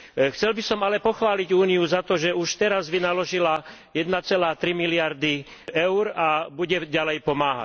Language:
Slovak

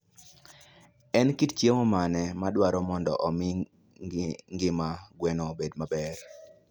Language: Luo (Kenya and Tanzania)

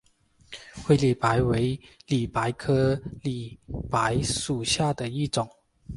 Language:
Chinese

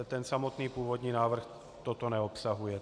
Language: Czech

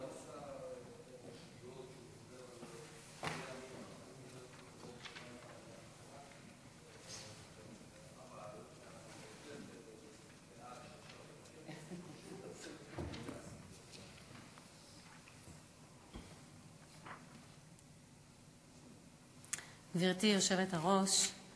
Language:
Hebrew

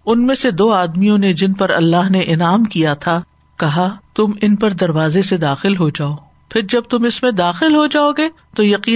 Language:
Urdu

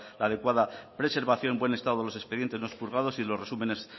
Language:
Spanish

